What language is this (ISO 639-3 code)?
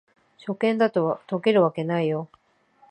jpn